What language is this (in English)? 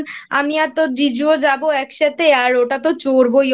Bangla